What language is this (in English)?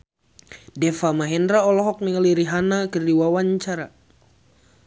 Sundanese